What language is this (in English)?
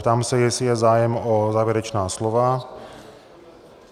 Czech